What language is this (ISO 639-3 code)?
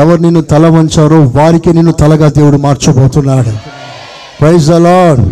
tel